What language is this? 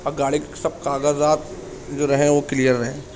Urdu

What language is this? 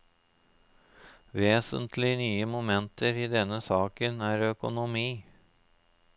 Norwegian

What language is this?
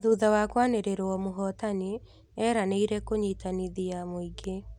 Kikuyu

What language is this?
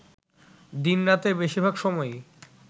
Bangla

